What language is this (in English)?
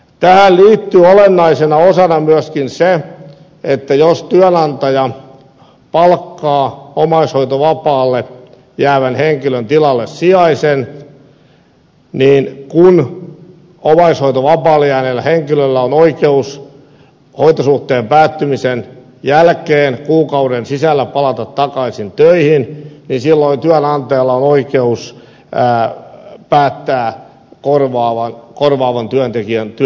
Finnish